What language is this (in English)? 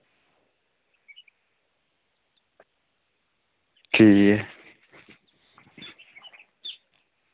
Dogri